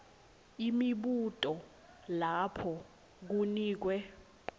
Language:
Swati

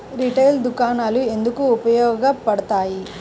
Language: Telugu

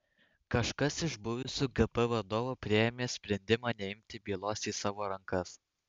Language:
Lithuanian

